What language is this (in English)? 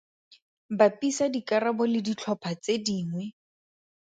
Tswana